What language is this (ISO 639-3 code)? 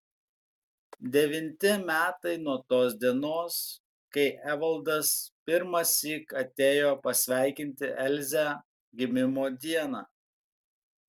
lit